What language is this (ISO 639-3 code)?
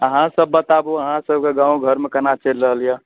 mai